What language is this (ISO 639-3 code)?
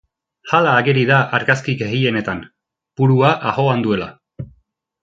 eus